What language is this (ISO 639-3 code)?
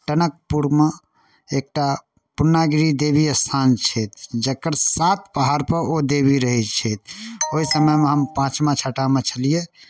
mai